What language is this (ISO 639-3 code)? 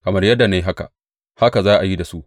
hau